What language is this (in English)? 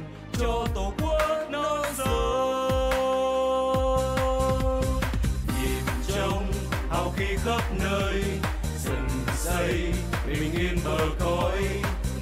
Vietnamese